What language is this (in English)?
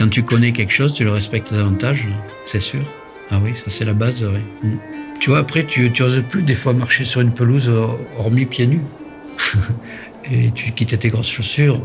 French